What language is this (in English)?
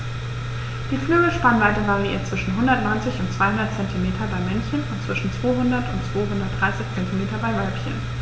German